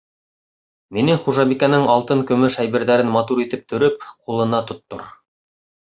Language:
Bashkir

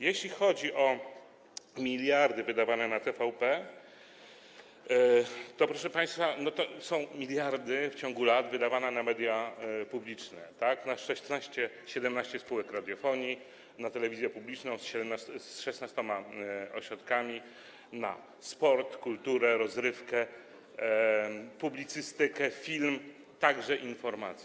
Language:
Polish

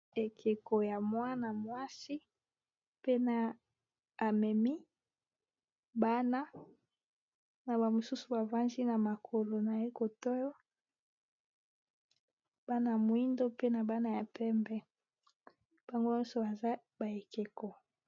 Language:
Lingala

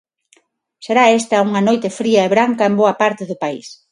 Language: Galician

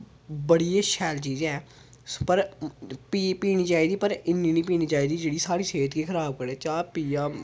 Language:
Dogri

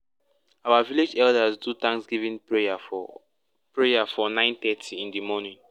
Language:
Nigerian Pidgin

